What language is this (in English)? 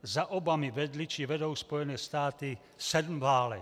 Czech